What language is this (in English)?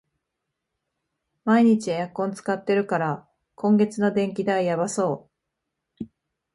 Japanese